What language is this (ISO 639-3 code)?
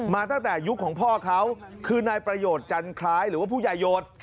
tha